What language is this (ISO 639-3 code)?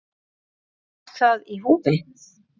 isl